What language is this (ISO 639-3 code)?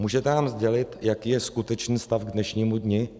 ces